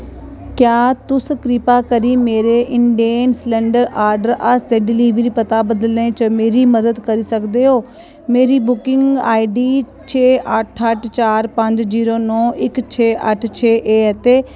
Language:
Dogri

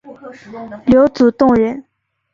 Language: Chinese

